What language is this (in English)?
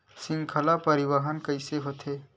Chhattisgarhi